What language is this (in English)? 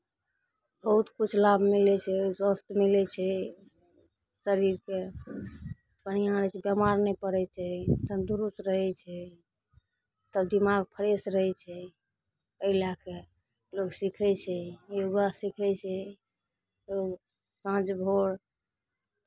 Maithili